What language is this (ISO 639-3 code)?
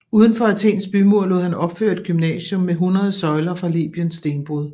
dan